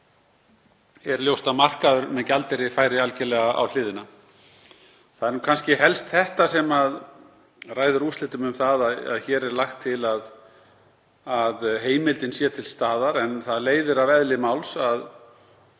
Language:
Icelandic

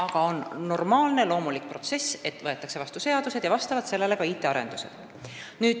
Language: Estonian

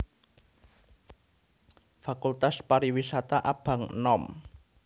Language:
Javanese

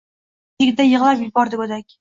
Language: Uzbek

